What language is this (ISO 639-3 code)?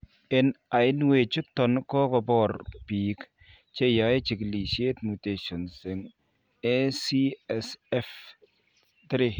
kln